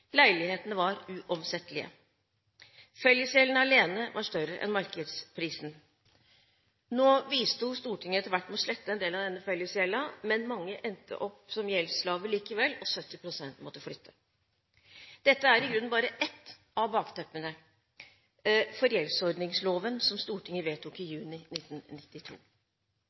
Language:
Norwegian Bokmål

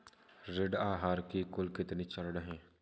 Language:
Hindi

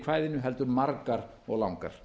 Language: Icelandic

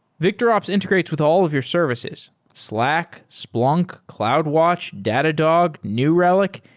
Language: English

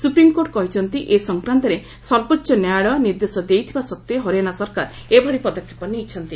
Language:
Odia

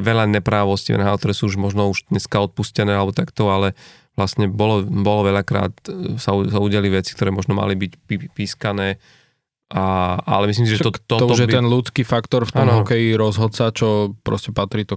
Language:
Slovak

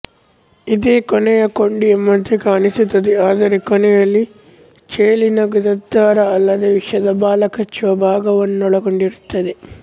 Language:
Kannada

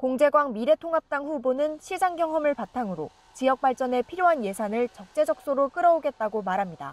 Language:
Korean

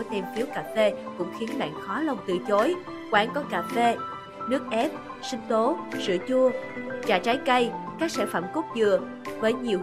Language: Vietnamese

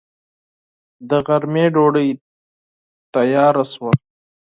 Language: Pashto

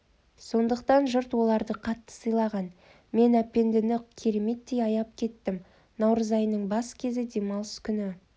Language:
Kazakh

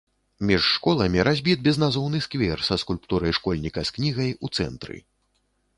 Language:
Belarusian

